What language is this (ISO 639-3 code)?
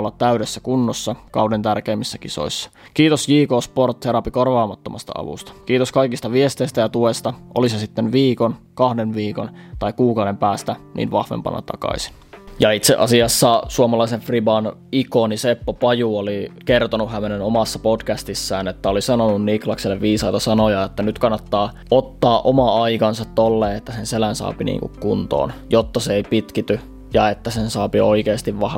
fin